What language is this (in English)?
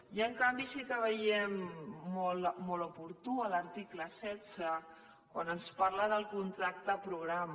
Catalan